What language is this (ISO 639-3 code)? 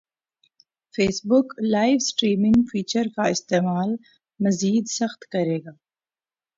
urd